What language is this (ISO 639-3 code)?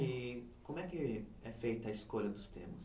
por